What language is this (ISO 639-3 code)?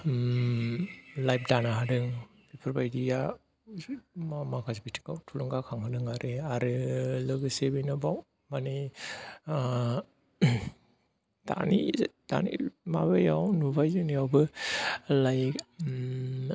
brx